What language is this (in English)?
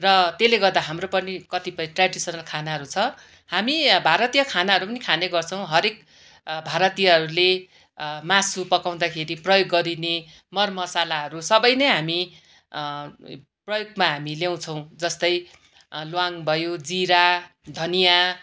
Nepali